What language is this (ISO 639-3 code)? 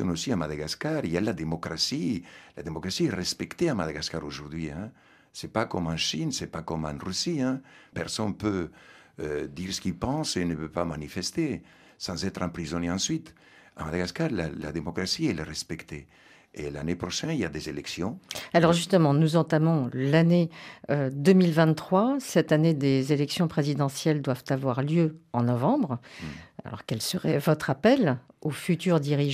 fra